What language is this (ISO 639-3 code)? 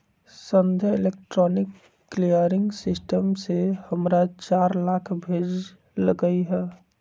mag